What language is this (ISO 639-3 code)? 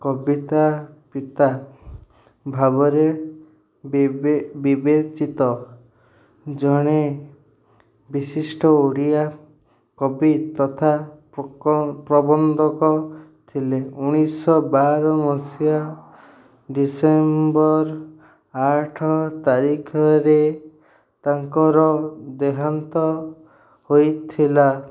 ori